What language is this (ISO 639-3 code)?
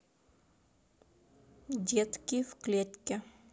rus